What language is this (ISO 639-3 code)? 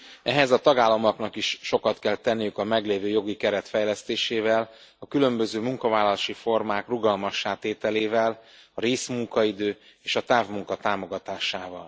hun